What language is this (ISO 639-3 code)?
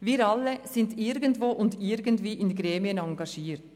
gsw